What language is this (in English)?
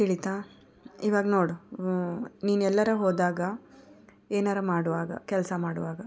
Kannada